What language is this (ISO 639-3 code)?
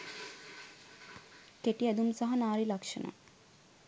sin